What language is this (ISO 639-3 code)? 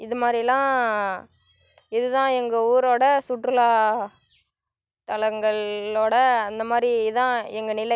tam